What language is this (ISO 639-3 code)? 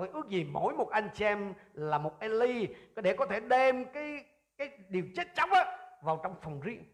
vie